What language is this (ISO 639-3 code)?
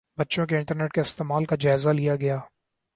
urd